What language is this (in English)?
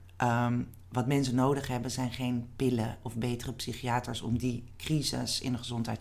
Dutch